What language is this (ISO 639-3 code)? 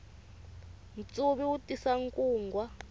tso